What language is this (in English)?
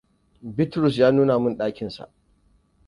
Hausa